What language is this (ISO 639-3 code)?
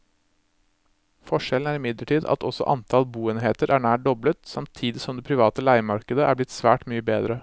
nor